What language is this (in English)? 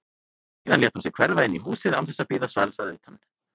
Icelandic